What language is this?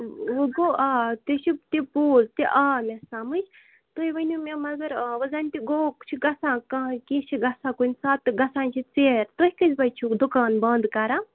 Kashmiri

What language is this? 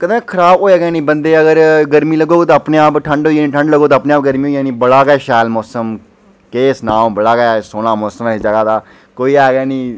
Dogri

